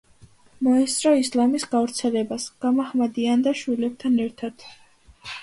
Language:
Georgian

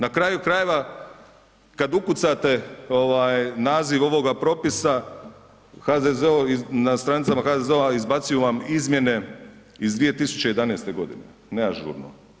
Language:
Croatian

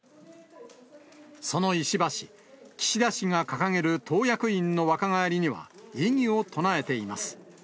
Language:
Japanese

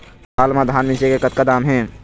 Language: Chhattisgarhi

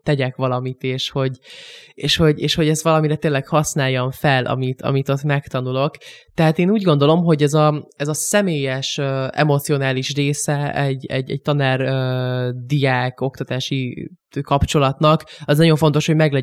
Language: Hungarian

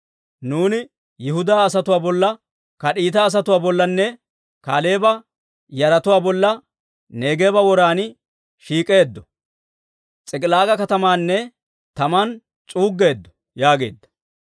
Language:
Dawro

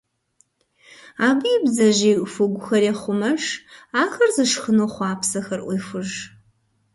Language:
Kabardian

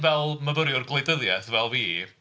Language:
Welsh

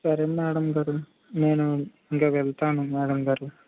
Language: Telugu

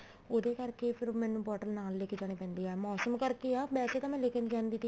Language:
Punjabi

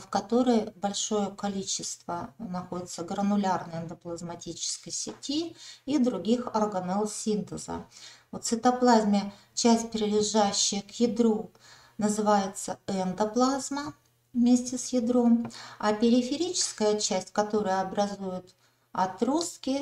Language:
Russian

